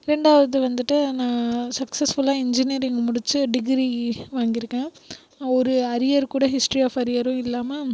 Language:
Tamil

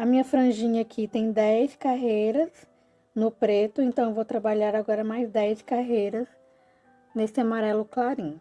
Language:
Portuguese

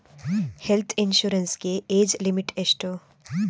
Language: Kannada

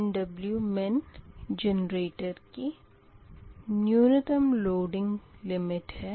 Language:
Hindi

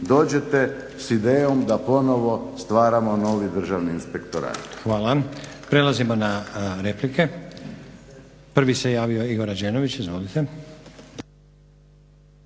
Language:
Croatian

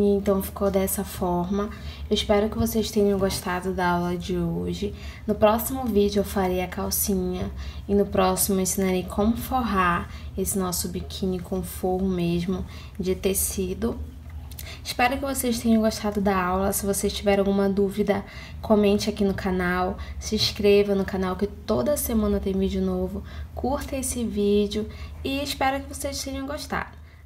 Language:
Portuguese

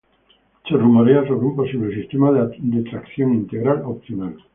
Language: Spanish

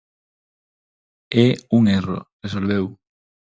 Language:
Galician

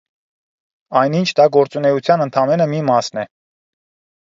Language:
Armenian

